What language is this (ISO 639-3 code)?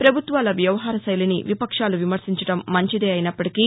tel